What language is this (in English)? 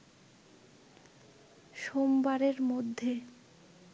Bangla